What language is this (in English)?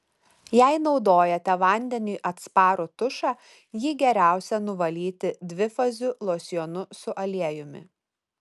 Lithuanian